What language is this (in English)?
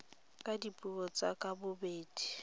Tswana